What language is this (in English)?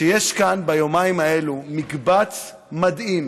Hebrew